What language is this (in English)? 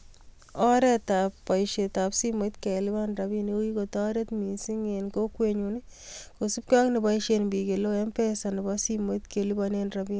Kalenjin